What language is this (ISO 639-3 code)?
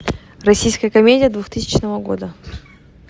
rus